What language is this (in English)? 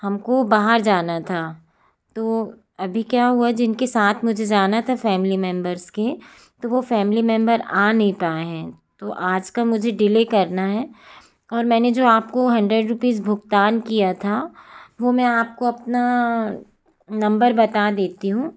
Hindi